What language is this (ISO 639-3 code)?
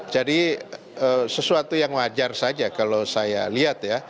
ind